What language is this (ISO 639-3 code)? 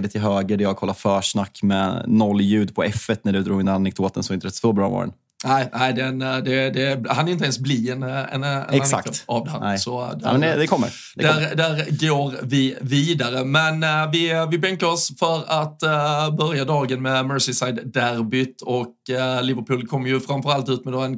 swe